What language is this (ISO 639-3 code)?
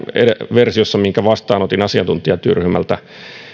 fin